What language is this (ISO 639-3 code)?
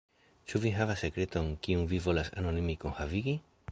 epo